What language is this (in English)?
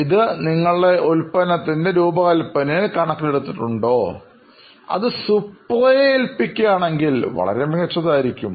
Malayalam